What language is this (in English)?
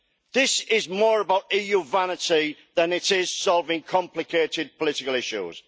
English